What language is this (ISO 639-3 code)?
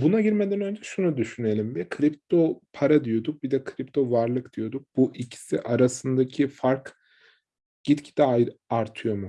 tur